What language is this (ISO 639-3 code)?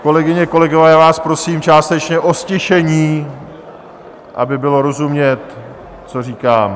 ces